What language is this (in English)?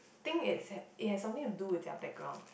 English